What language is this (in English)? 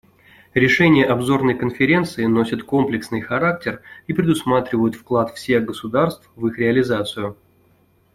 Russian